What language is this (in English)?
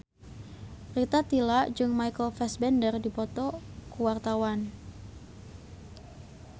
Sundanese